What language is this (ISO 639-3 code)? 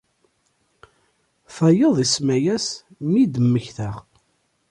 kab